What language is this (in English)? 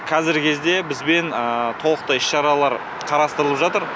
Kazakh